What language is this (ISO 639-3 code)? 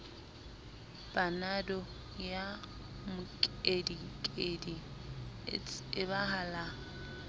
sot